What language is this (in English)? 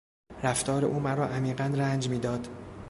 Persian